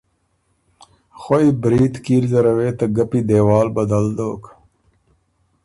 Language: Ormuri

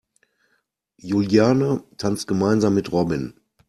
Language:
German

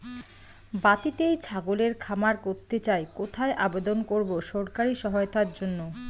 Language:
Bangla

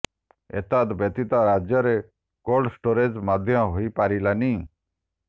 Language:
Odia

